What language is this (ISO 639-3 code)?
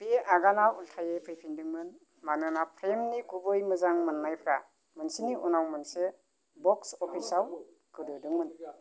brx